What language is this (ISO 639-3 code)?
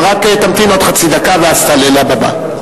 heb